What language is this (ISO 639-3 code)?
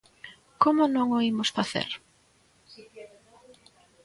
glg